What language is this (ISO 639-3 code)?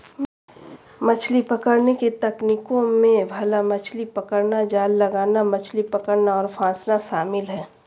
hin